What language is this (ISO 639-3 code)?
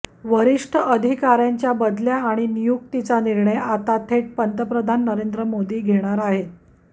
mar